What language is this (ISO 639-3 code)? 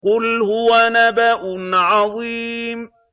ara